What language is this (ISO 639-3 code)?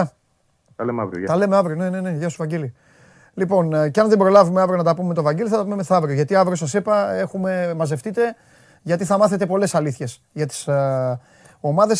ell